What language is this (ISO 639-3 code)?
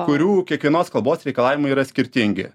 lit